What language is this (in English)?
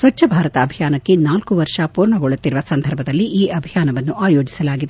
Kannada